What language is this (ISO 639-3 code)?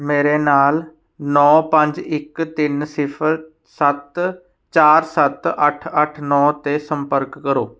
pan